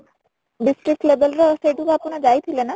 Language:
Odia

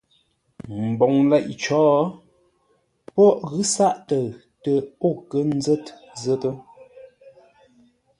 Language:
Ngombale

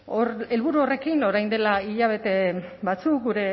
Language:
Basque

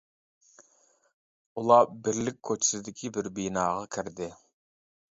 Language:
Uyghur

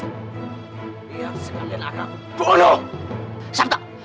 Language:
Indonesian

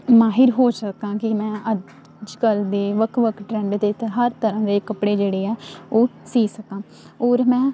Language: Punjabi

